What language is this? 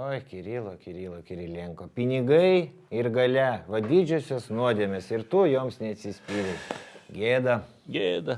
Lithuanian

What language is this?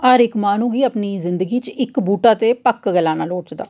Dogri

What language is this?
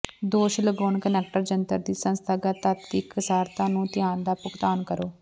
Punjabi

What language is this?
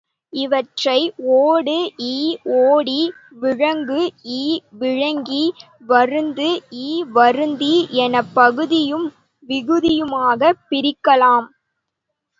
Tamil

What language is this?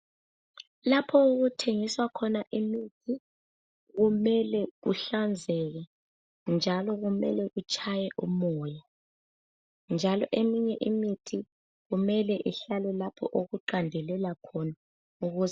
North Ndebele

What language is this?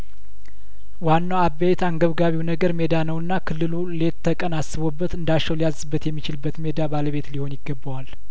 Amharic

